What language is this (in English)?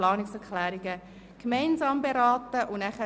Swiss German